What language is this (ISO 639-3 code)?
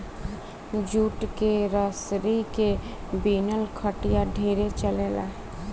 bho